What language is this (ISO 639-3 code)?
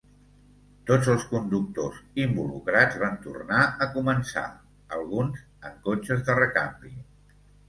cat